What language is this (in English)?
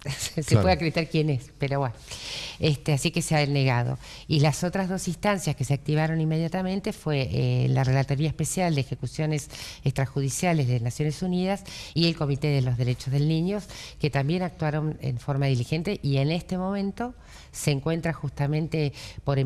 Spanish